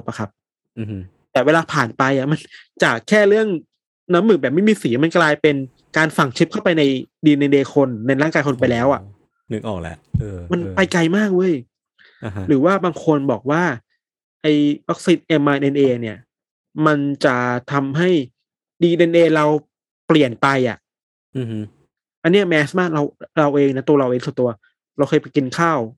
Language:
Thai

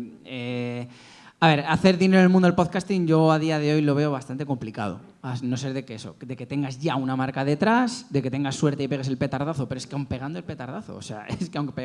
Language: Spanish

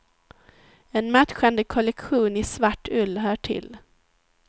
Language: Swedish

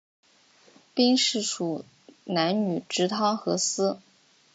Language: Chinese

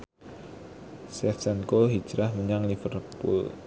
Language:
Javanese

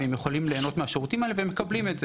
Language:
Hebrew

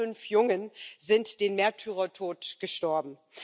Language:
German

